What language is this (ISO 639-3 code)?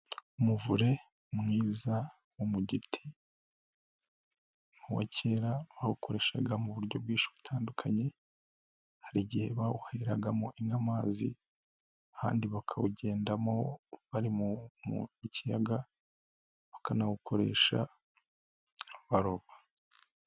kin